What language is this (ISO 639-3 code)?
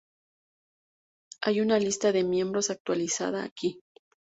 spa